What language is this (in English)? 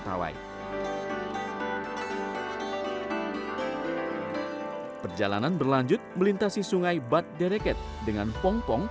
Indonesian